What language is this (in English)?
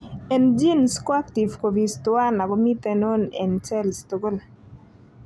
Kalenjin